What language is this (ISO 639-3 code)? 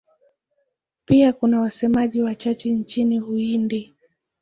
swa